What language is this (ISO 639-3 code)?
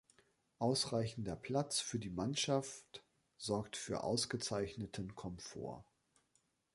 deu